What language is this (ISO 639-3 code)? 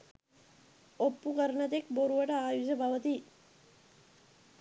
sin